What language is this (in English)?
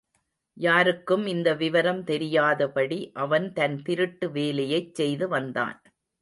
Tamil